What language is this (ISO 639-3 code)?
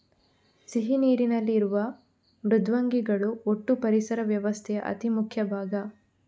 kan